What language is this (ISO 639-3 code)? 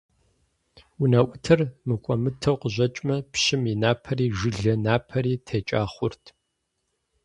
kbd